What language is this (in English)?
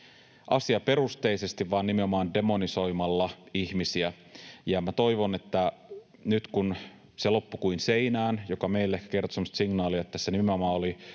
Finnish